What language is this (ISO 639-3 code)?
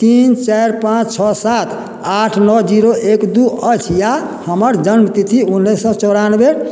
mai